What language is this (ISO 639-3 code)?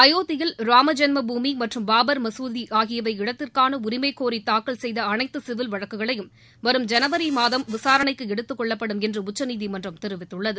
tam